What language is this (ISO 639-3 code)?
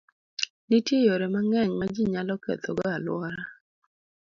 luo